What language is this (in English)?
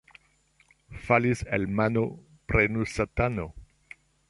Esperanto